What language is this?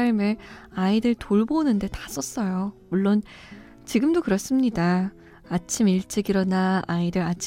Korean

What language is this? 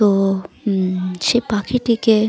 Bangla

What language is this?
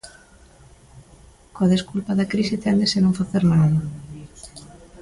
Galician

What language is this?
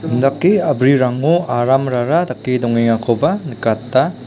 Garo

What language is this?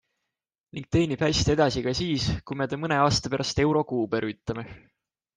Estonian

